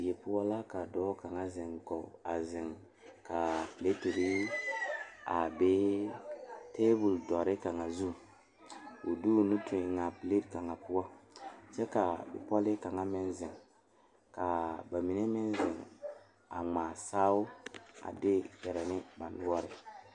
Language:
Southern Dagaare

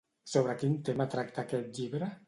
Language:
Catalan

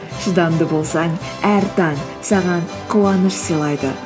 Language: Kazakh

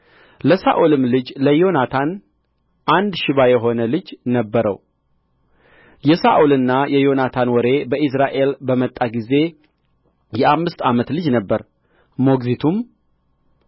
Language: Amharic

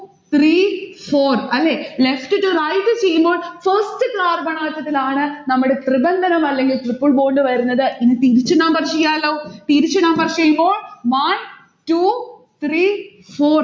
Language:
Malayalam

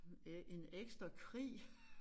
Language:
Danish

